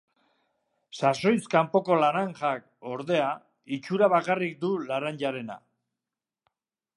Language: Basque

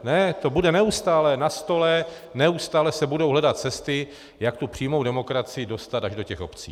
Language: Czech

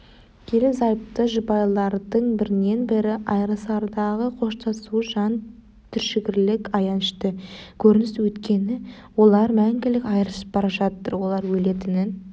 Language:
Kazakh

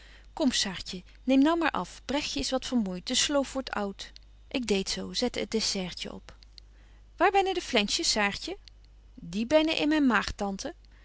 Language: Dutch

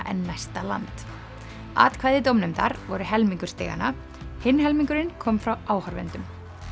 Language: Icelandic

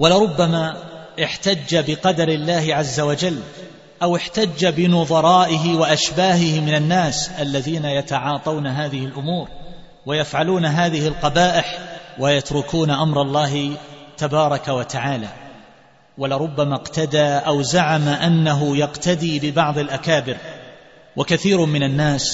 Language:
Arabic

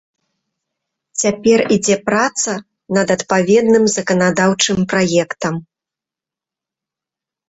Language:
Belarusian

